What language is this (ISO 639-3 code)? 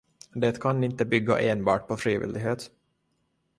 swe